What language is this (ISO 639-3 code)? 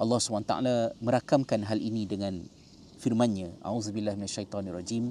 msa